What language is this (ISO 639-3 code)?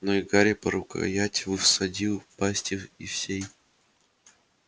rus